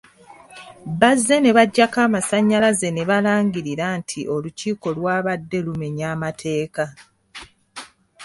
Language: Ganda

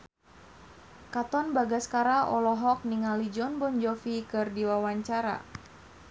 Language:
Sundanese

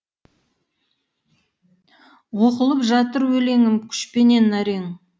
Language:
Kazakh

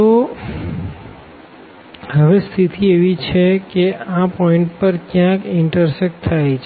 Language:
Gujarati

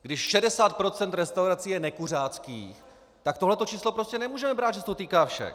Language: Czech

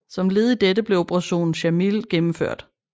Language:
Danish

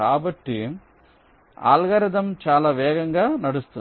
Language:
Telugu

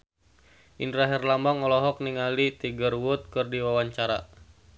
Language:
Sundanese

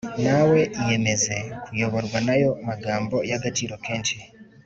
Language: Kinyarwanda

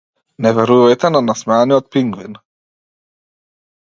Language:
Macedonian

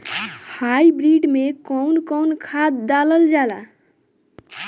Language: Bhojpuri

